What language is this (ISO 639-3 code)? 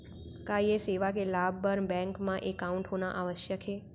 hne